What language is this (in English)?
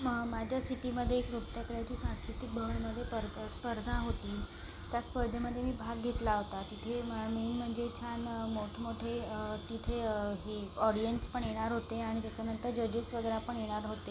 Marathi